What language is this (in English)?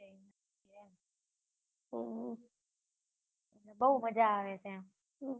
Gujarati